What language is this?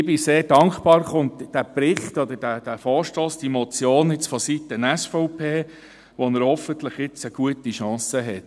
Swiss German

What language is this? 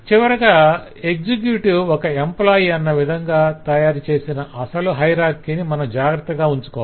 Telugu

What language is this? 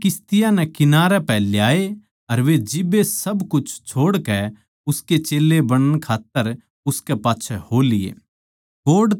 Haryanvi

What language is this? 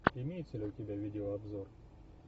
Russian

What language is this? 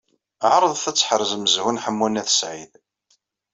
Kabyle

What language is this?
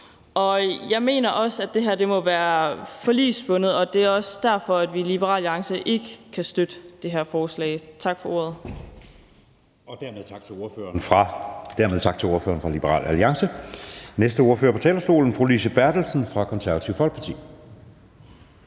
Danish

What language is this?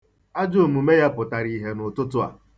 Igbo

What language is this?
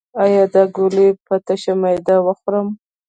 Pashto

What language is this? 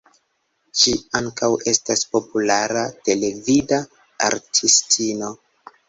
Esperanto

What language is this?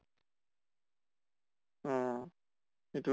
Assamese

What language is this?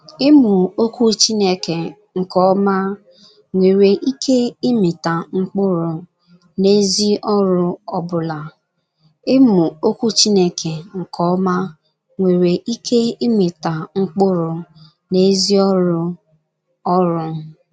Igbo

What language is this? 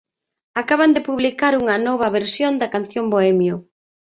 Galician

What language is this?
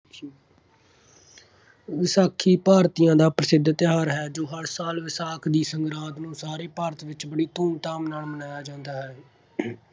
Punjabi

